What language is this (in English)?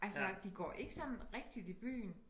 Danish